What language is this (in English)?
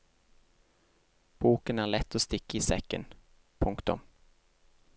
Norwegian